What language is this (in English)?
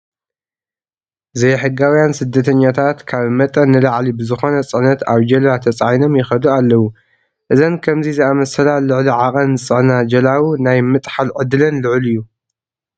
Tigrinya